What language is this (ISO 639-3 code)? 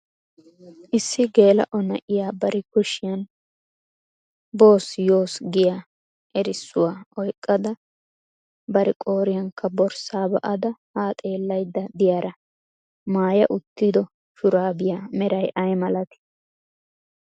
wal